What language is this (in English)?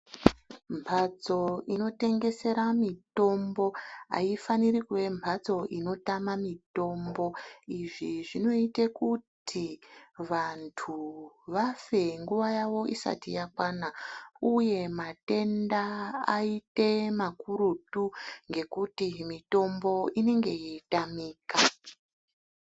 Ndau